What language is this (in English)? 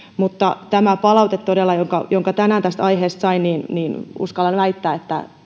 Finnish